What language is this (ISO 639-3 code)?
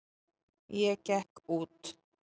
isl